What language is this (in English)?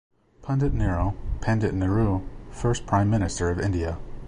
English